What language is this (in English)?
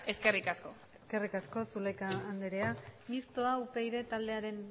Basque